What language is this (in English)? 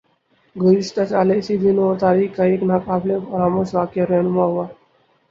Urdu